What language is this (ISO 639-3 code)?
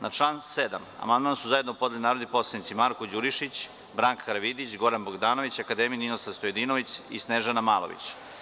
srp